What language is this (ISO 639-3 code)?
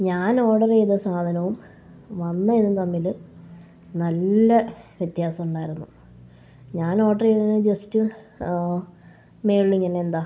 mal